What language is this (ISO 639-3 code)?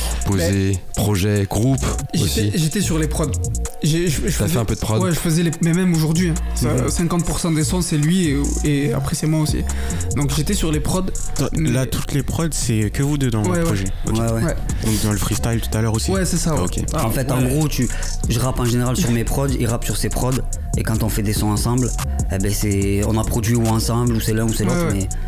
fra